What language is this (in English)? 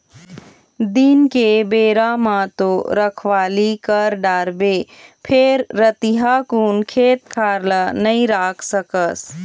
Chhattisgarhi